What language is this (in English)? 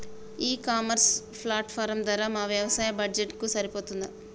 Telugu